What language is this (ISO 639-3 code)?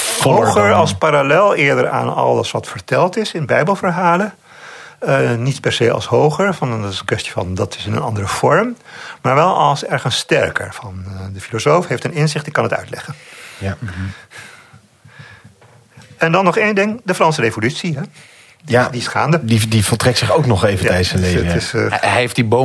nld